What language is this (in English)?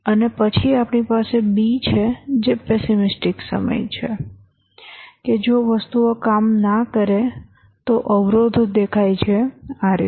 Gujarati